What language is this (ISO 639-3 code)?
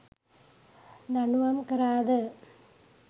sin